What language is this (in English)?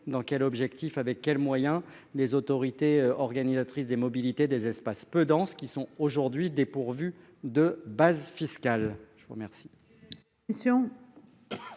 French